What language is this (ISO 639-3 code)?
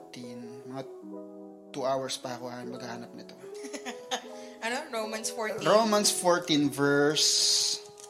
fil